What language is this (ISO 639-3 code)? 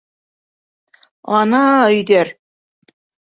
bak